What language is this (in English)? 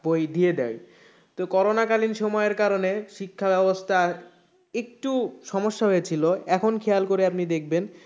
Bangla